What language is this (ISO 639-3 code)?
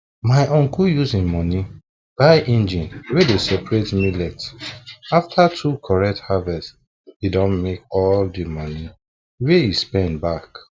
pcm